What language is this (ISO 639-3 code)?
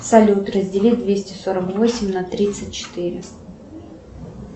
rus